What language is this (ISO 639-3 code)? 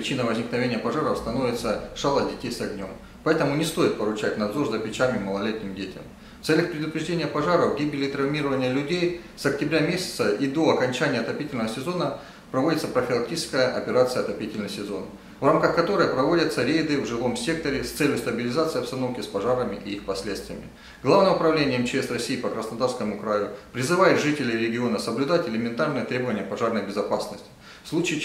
rus